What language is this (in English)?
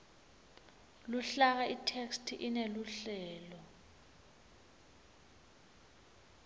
Swati